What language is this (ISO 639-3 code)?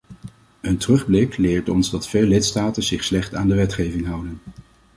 nld